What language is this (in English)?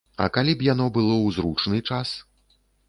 Belarusian